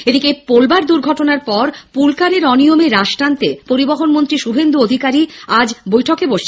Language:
Bangla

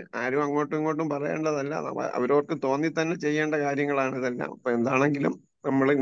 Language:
Malayalam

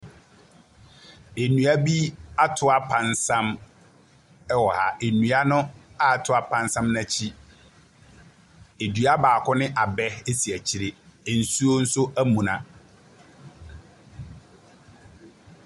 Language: Akan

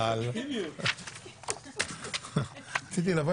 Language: Hebrew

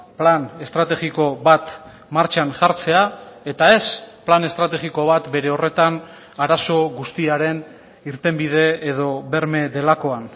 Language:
Basque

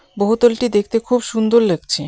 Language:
Bangla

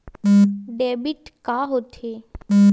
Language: Chhattisgarhi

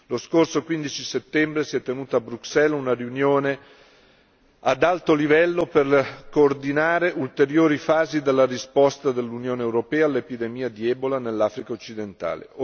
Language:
Italian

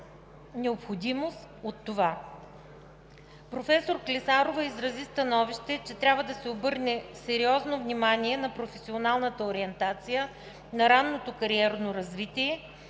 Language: Bulgarian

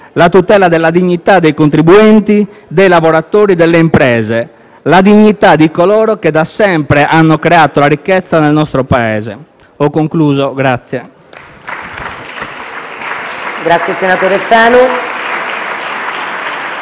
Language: Italian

